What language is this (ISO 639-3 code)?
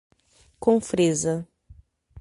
por